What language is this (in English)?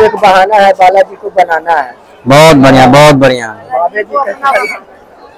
Hindi